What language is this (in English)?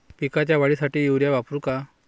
Marathi